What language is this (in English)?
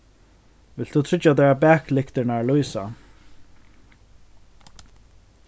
Faroese